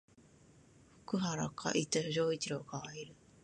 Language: Japanese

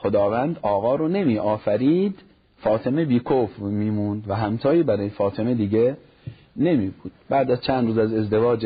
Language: Persian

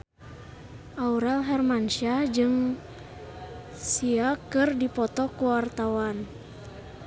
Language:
Sundanese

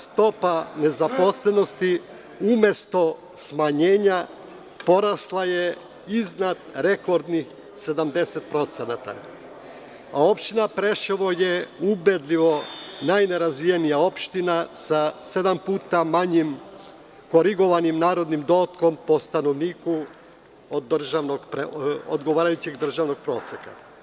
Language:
Serbian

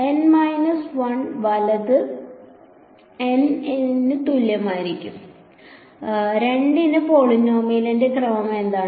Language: Malayalam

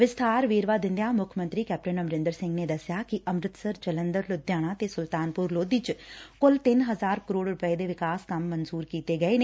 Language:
Punjabi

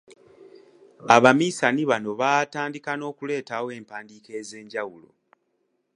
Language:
Ganda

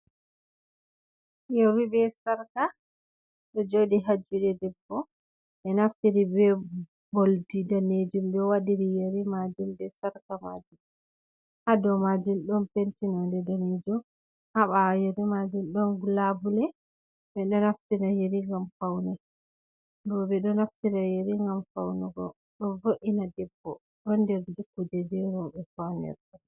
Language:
Fula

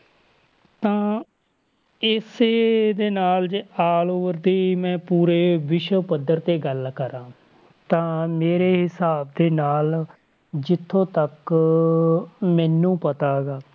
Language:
Punjabi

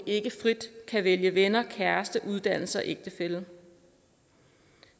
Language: Danish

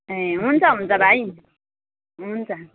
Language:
Nepali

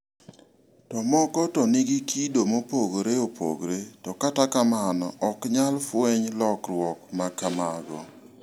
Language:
Luo (Kenya and Tanzania)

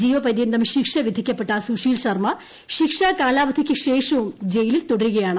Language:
Malayalam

